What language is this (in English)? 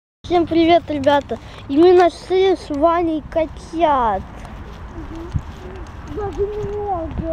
Russian